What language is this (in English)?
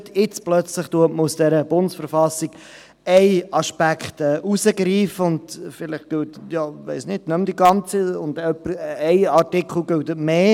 Swiss German